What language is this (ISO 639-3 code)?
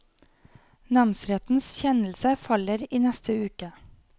nor